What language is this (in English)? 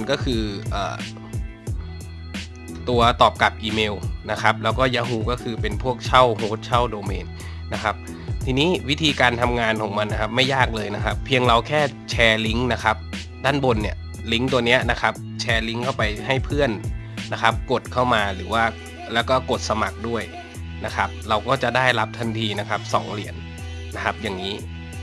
Thai